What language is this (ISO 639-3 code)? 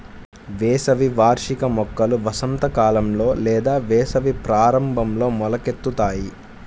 tel